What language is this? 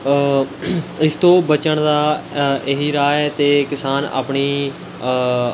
Punjabi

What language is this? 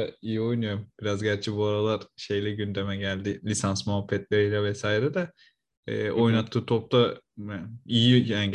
Turkish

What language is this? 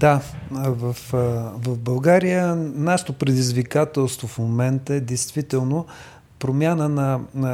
Bulgarian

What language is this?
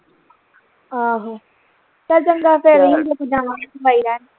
Punjabi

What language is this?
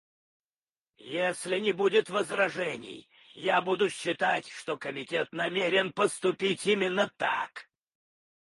Russian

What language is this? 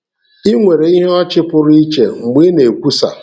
Igbo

